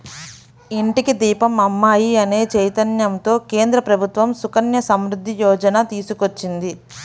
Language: Telugu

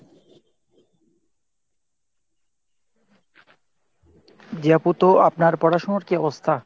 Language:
Bangla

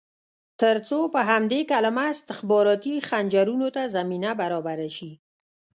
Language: Pashto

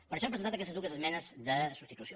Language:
Catalan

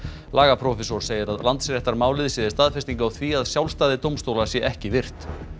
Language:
Icelandic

